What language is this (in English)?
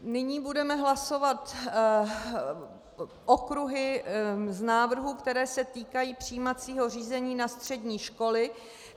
Czech